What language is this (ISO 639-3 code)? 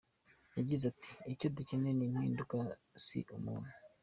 kin